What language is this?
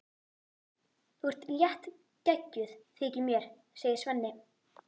Icelandic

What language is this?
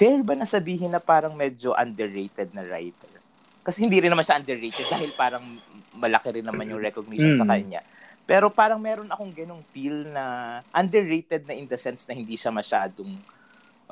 Filipino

